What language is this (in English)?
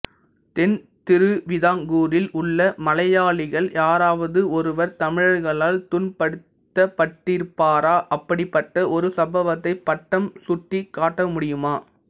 Tamil